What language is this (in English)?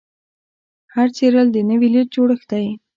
Pashto